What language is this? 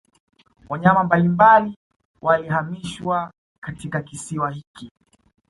Swahili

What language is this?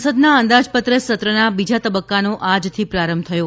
Gujarati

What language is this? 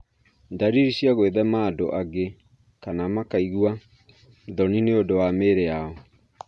Kikuyu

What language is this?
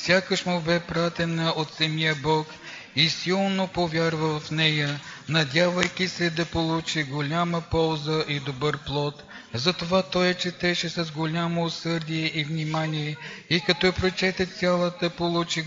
Bulgarian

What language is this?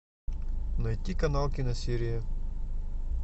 Russian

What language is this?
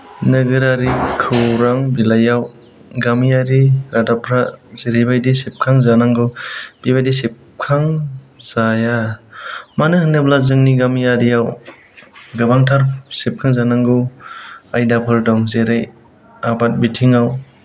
Bodo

